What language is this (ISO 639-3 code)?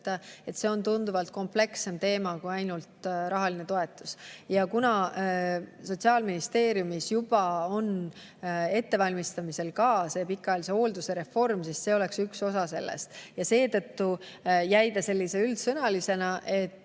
est